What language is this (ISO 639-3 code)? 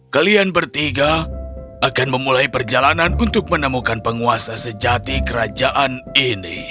ind